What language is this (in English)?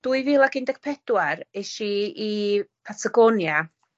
Welsh